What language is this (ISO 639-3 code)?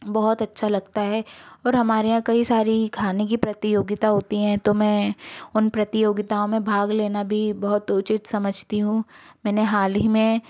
hin